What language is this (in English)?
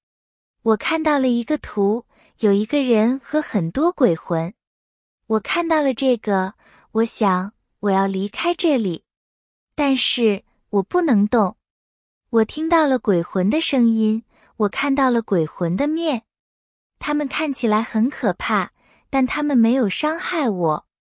Chinese